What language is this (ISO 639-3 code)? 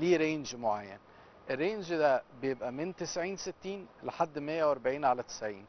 ara